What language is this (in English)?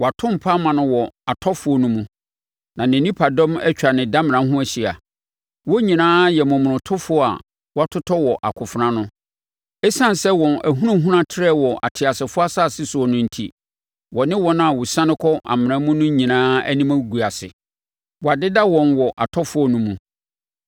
Akan